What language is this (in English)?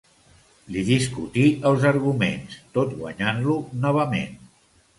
Catalan